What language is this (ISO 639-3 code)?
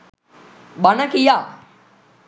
sin